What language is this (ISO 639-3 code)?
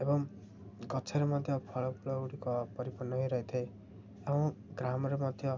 ori